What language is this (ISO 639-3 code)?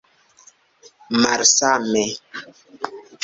epo